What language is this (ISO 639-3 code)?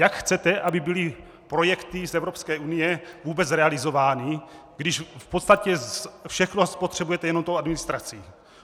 ces